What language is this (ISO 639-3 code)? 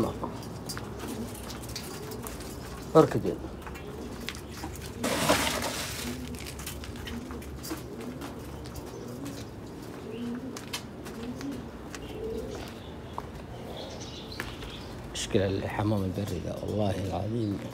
ara